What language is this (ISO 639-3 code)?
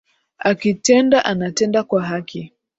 swa